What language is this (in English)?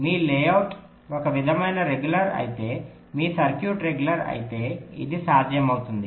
Telugu